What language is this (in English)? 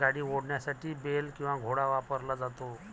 Marathi